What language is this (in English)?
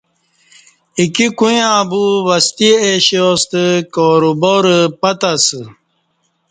Kati